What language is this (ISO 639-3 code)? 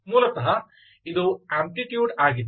kan